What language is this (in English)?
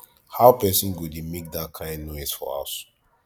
Nigerian Pidgin